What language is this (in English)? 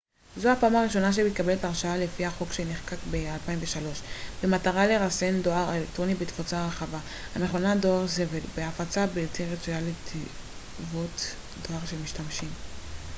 Hebrew